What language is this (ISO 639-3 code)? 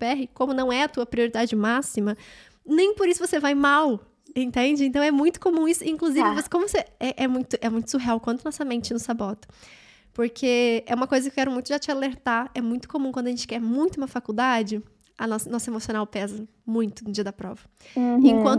por